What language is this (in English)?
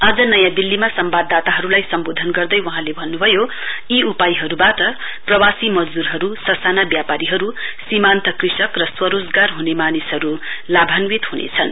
Nepali